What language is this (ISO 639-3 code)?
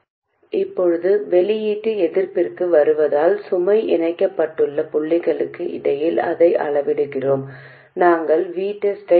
tam